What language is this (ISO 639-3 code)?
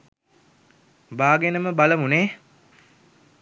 sin